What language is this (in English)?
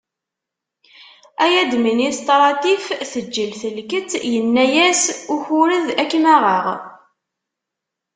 Kabyle